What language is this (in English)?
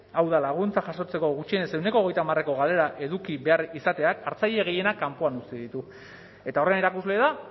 Basque